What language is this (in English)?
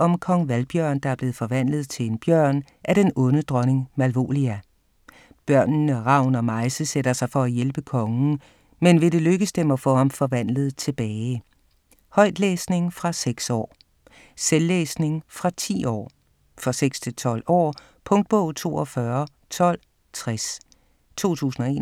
Danish